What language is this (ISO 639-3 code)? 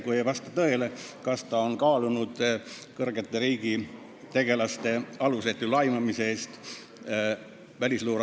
est